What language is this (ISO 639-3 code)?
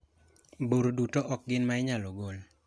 luo